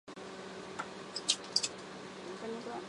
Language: Chinese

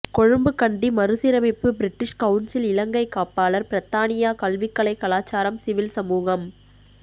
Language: Tamil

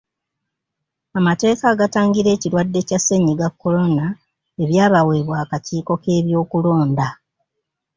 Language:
Ganda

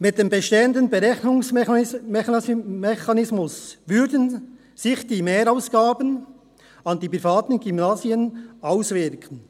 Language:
Swiss German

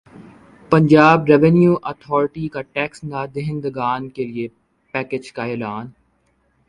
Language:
Urdu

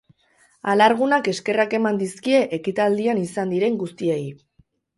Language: Basque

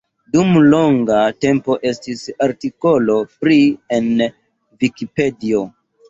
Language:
Esperanto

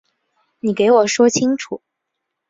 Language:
Chinese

